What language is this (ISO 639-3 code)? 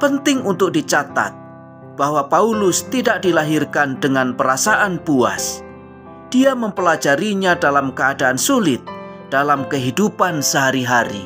ind